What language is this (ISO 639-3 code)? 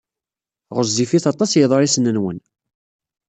kab